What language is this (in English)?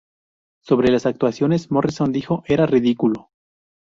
Spanish